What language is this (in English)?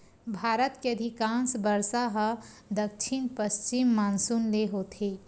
Chhattisgarhi